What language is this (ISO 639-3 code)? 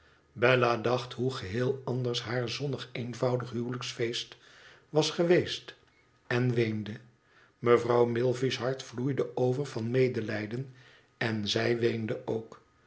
nld